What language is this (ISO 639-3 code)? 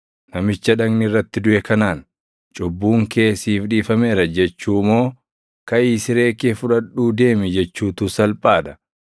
orm